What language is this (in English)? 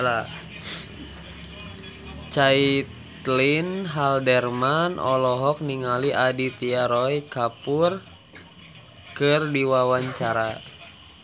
Sundanese